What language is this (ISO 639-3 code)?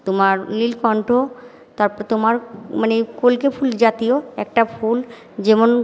ben